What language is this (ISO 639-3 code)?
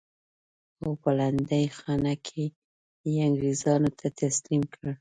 pus